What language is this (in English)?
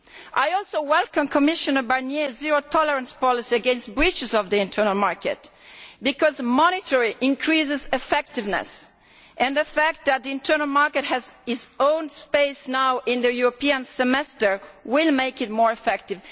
English